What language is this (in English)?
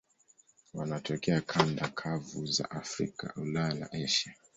Swahili